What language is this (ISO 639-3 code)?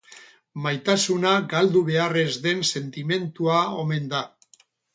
eus